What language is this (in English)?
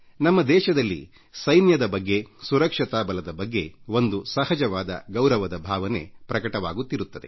Kannada